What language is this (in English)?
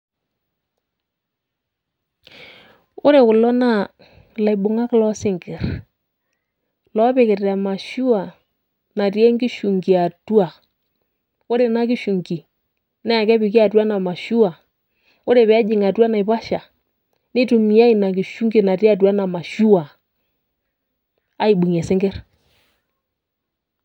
Masai